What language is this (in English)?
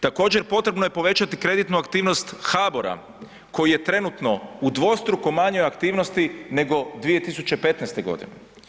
Croatian